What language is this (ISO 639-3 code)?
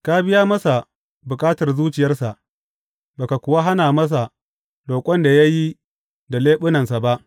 hau